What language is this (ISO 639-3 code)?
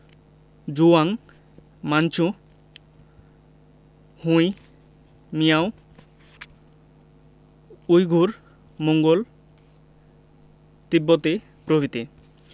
ben